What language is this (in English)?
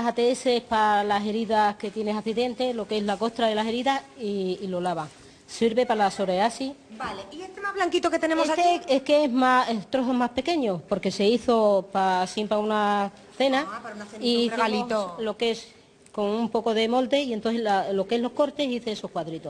Spanish